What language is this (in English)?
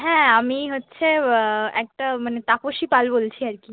Bangla